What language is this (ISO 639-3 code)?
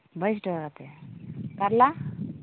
sat